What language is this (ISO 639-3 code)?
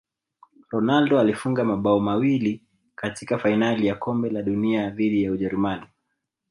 swa